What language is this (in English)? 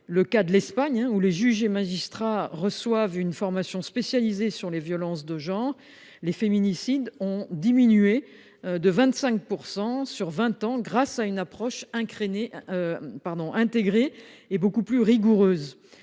French